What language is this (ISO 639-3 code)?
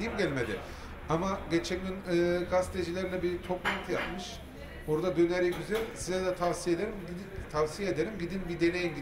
tur